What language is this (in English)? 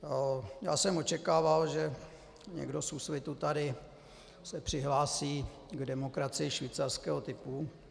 Czech